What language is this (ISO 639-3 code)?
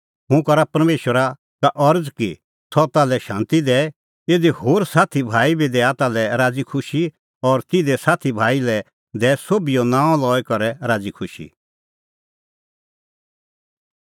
kfx